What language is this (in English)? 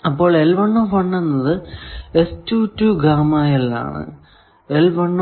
Malayalam